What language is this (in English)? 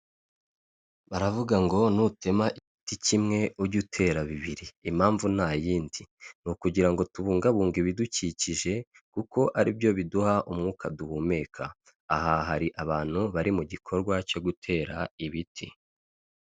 Kinyarwanda